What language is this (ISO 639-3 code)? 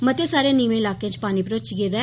doi